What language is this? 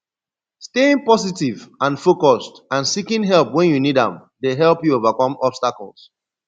Nigerian Pidgin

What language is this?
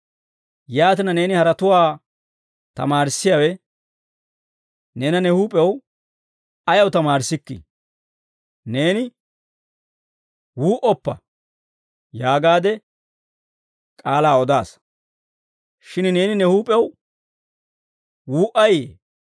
Dawro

